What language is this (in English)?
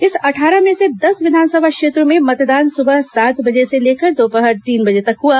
Hindi